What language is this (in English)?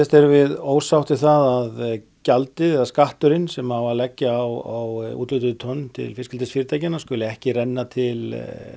Icelandic